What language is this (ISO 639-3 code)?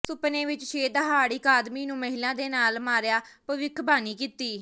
pan